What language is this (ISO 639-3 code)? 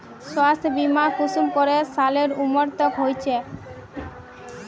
mag